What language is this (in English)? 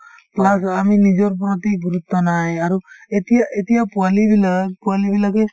Assamese